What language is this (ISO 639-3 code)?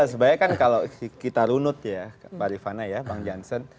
ind